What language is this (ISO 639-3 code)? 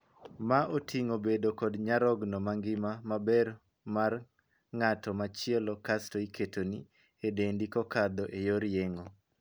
luo